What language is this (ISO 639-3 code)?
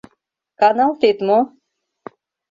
chm